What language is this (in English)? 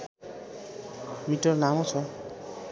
Nepali